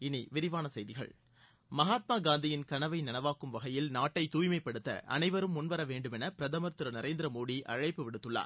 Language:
Tamil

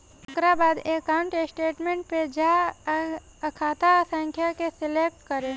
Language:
Bhojpuri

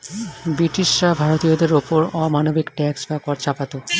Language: Bangla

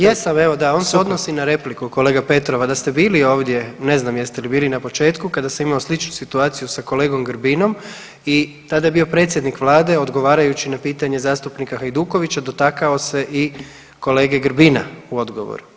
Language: Croatian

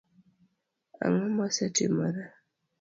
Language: Luo (Kenya and Tanzania)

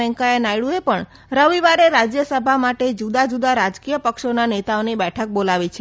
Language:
Gujarati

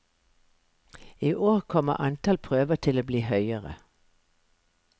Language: Norwegian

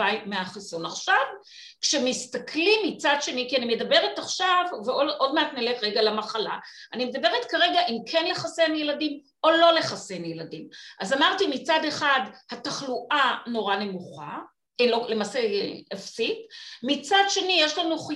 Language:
Hebrew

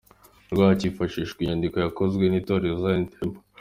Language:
Kinyarwanda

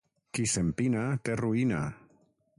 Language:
Catalan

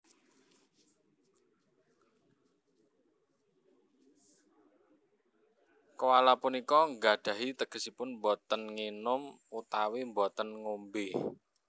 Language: Javanese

